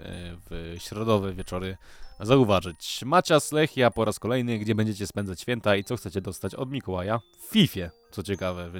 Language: Polish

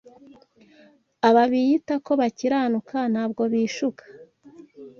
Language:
Kinyarwanda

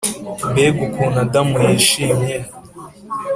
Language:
Kinyarwanda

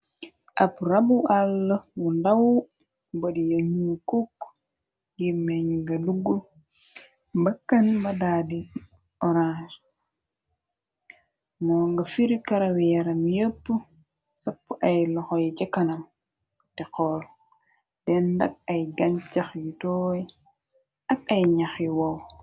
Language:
Wolof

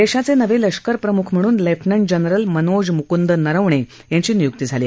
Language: Marathi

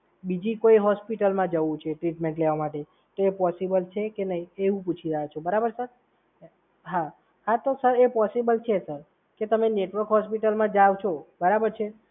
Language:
Gujarati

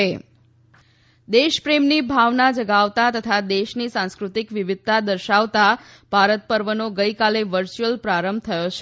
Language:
Gujarati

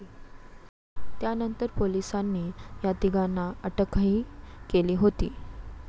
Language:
Marathi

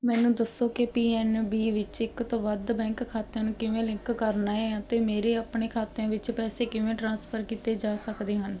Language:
Punjabi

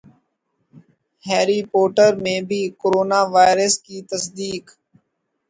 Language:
Urdu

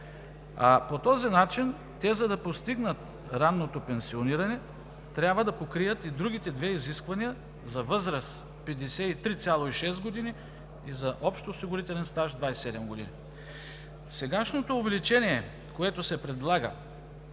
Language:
Bulgarian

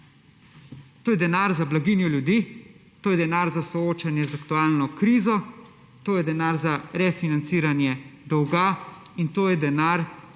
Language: Slovenian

